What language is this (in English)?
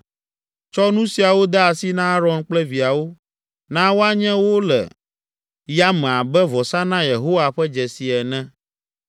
Ewe